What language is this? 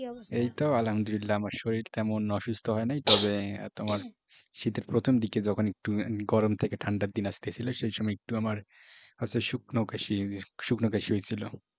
Bangla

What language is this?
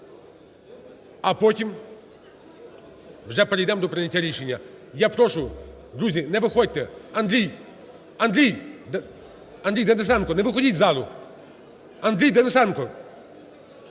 Ukrainian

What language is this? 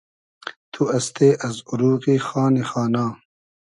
Hazaragi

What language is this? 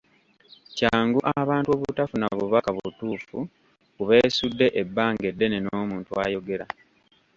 Ganda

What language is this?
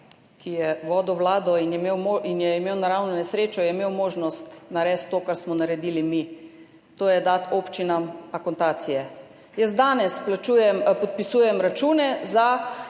Slovenian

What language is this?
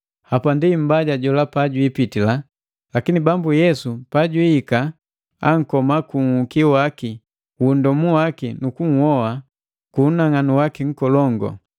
Matengo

